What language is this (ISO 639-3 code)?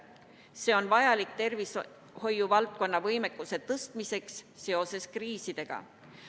est